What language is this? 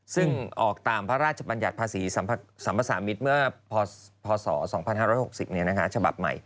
Thai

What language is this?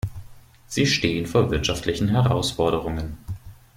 German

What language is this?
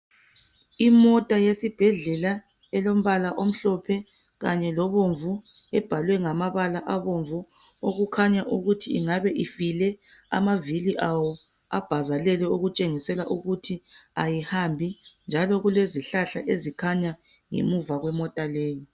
North Ndebele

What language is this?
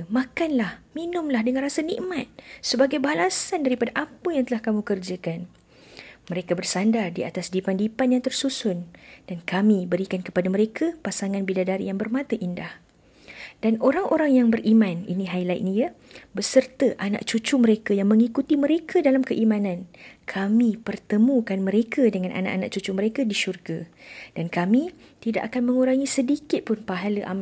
Malay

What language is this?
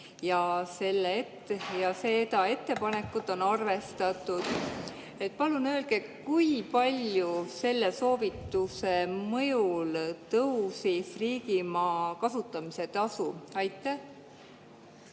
Estonian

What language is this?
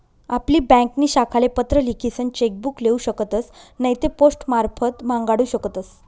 Marathi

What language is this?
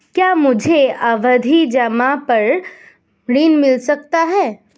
Hindi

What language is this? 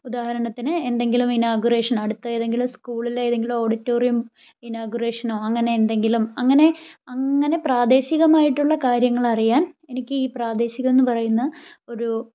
Malayalam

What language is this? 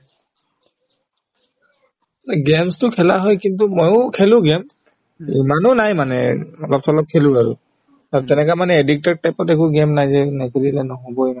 Assamese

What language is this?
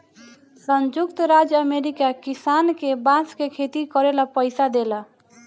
Bhojpuri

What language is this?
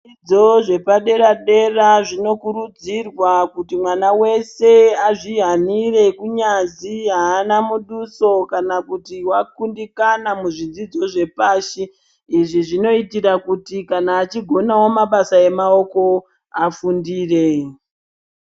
Ndau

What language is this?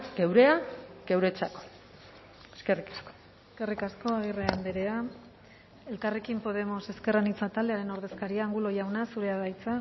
Basque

